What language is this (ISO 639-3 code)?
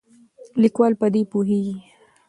pus